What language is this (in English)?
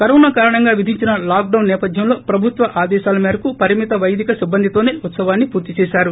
Telugu